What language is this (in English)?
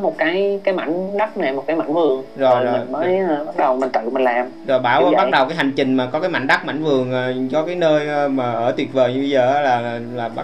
Vietnamese